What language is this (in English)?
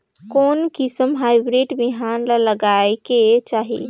Chhattisgarhi